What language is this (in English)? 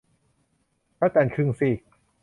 Thai